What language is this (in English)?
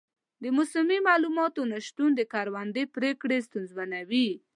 Pashto